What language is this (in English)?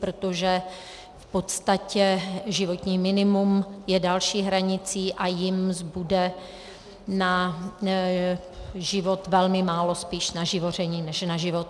Czech